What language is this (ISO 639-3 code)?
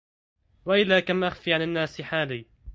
ara